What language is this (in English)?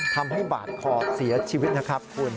Thai